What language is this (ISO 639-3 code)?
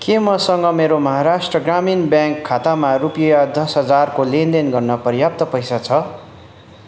nep